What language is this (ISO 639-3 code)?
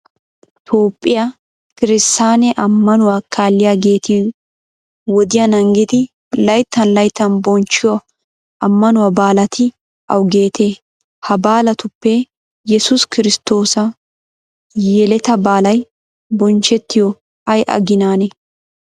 wal